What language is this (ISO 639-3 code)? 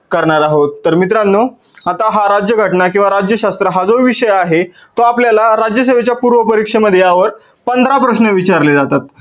mar